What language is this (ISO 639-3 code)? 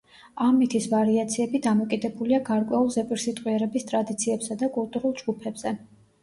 kat